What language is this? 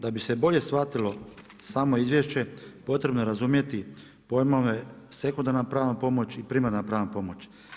Croatian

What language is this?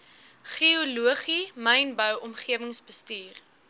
Afrikaans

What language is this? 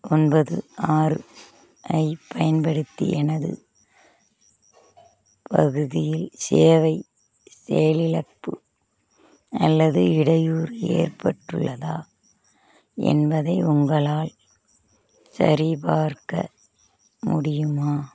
Tamil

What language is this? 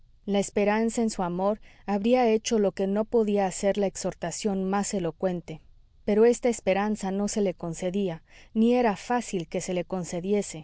Spanish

